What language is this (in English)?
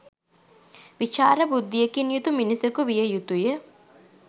Sinhala